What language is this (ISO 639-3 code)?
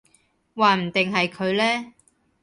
yue